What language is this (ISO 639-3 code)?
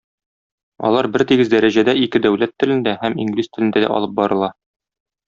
tat